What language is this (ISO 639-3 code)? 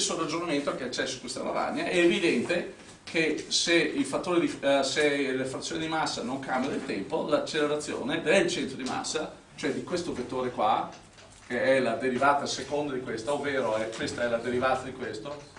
ita